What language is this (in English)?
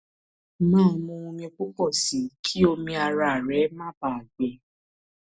Yoruba